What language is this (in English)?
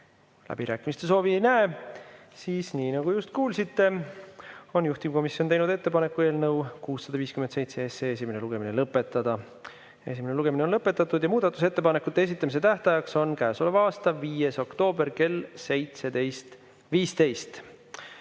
Estonian